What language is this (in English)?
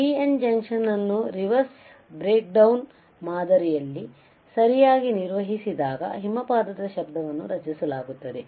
Kannada